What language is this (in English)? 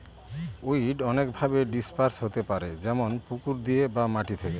Bangla